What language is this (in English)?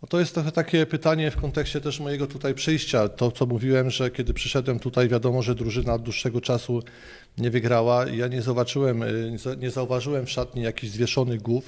Polish